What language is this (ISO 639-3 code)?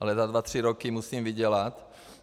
ces